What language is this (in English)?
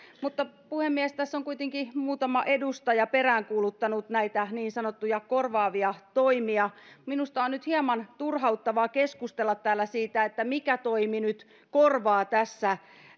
Finnish